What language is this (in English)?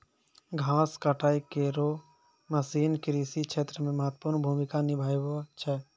Maithili